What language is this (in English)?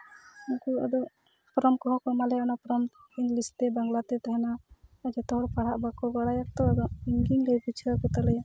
Santali